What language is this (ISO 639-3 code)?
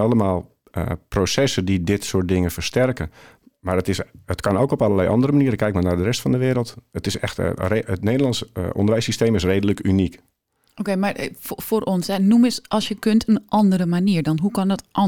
nld